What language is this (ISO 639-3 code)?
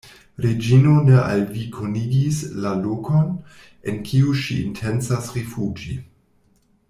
epo